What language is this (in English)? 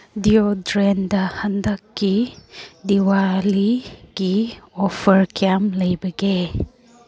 Manipuri